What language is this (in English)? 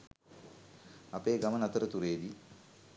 Sinhala